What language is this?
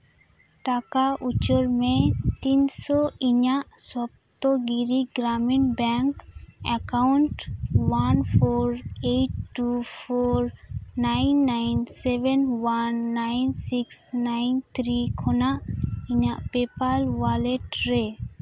Santali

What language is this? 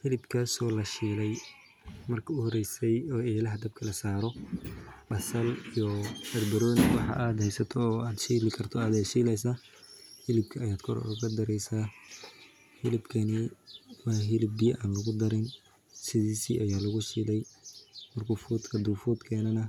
Somali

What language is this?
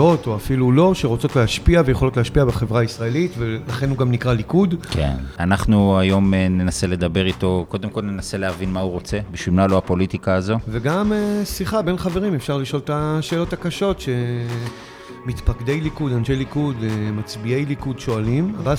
Hebrew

